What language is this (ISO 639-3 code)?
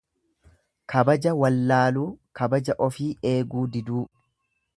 orm